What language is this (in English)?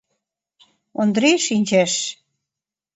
Mari